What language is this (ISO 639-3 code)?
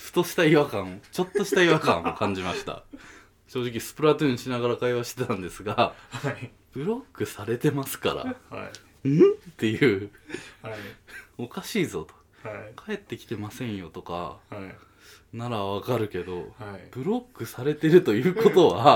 jpn